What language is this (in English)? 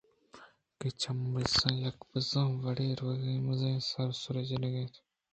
Eastern Balochi